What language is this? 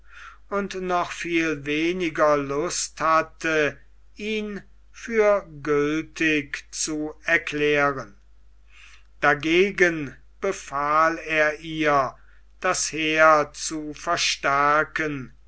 German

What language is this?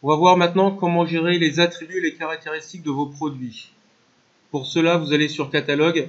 French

